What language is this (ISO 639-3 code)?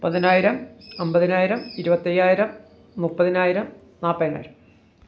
mal